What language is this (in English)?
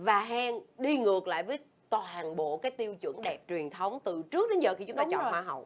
Vietnamese